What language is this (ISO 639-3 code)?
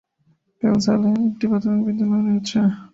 ben